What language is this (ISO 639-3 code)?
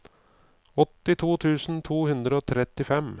nor